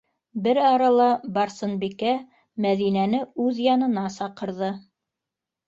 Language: Bashkir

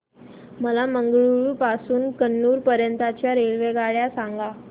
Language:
Marathi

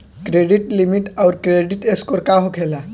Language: Bhojpuri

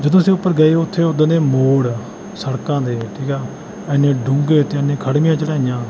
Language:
Punjabi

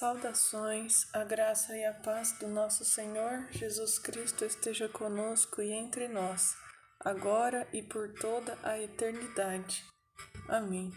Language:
Portuguese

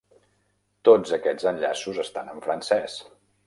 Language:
Catalan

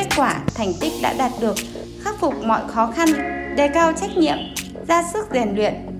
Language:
Vietnamese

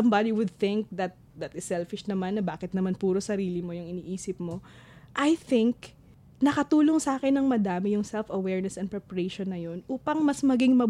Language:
Filipino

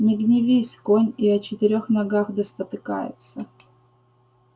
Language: Russian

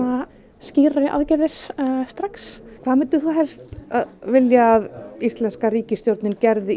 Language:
Icelandic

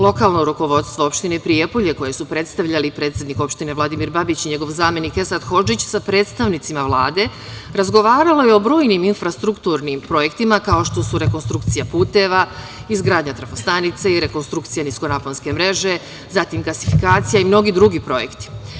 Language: Serbian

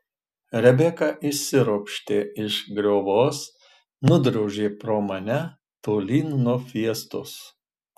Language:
Lithuanian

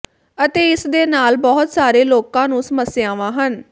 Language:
Punjabi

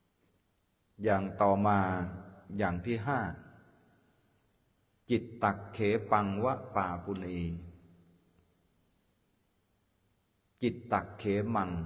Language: Thai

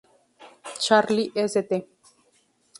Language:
Spanish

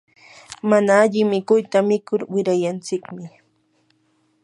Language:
Yanahuanca Pasco Quechua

